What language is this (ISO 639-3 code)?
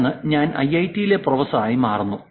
mal